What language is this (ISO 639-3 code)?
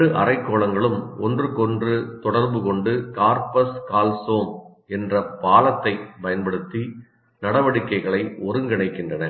tam